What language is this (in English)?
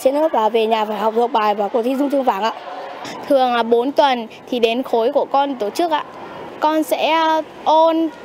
Vietnamese